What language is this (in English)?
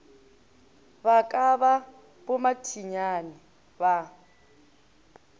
Northern Sotho